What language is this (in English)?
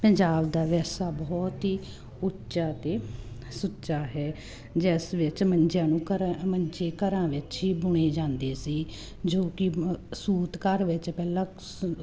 Punjabi